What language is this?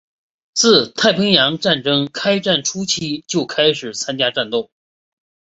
Chinese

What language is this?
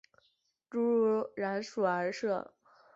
Chinese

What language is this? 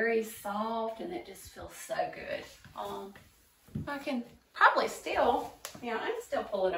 English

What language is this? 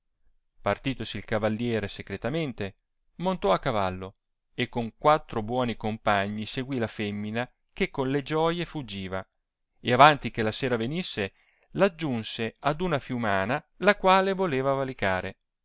Italian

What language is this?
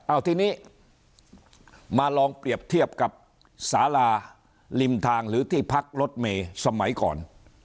Thai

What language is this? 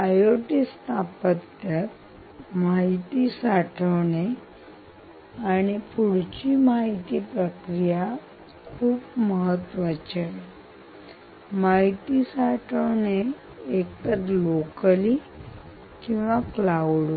Marathi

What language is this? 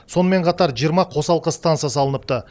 Kazakh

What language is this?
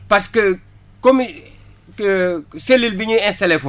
Wolof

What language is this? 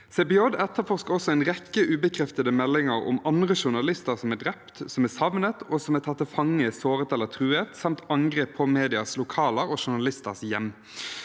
Norwegian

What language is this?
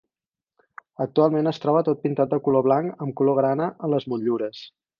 Catalan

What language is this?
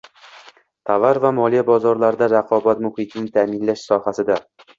Uzbek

